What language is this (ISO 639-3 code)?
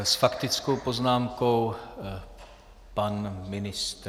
ces